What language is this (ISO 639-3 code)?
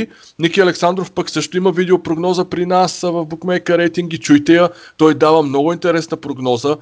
bul